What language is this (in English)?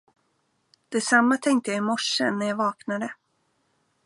Swedish